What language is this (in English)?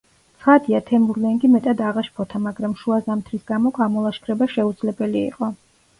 Georgian